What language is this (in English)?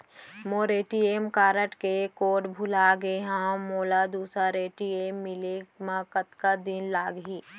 Chhattisgarhi